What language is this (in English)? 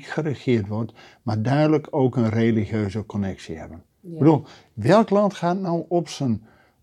Dutch